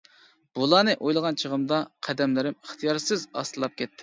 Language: Uyghur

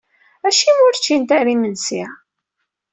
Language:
Kabyle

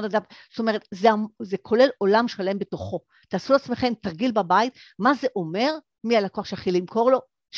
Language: Hebrew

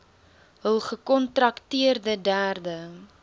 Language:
Afrikaans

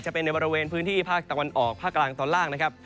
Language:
Thai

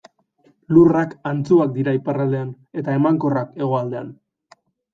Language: Basque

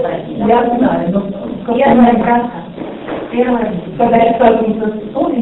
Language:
Russian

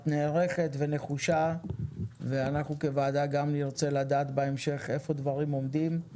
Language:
Hebrew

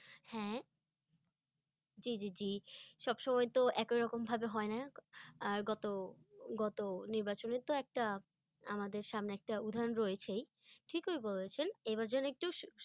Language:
Bangla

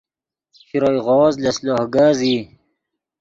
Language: Yidgha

